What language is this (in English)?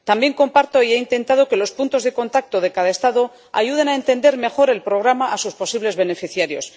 Spanish